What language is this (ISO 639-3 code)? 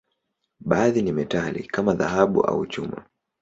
swa